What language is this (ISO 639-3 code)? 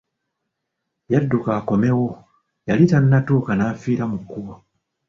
lug